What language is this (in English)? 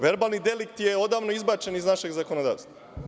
Serbian